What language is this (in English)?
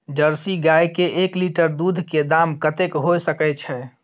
Maithili